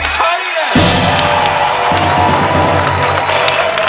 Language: Thai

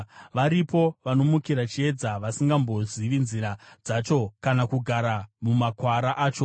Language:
Shona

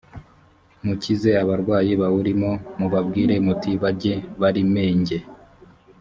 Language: Kinyarwanda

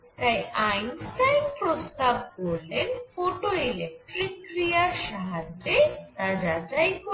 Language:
Bangla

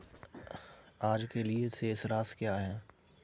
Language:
Hindi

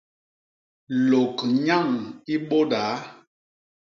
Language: Basaa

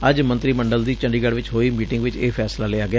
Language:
Punjabi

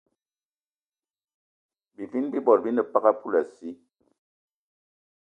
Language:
Eton (Cameroon)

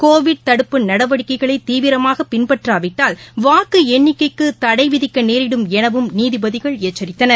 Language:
Tamil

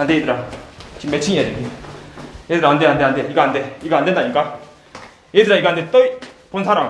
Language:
Korean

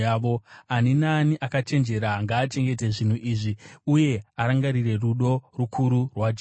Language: Shona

